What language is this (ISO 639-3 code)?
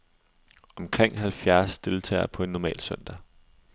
dan